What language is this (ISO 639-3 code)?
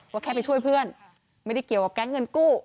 tha